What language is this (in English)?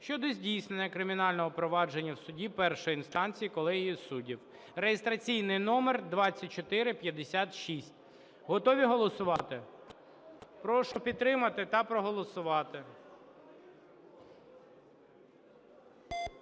Ukrainian